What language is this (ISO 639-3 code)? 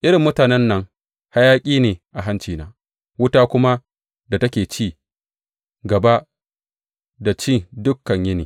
hau